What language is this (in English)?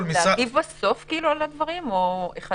Hebrew